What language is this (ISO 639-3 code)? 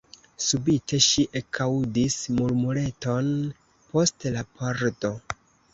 epo